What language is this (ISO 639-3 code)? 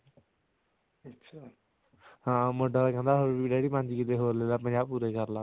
pan